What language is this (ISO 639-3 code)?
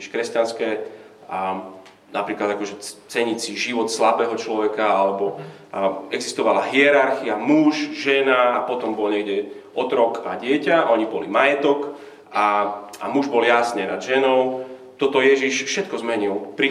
slk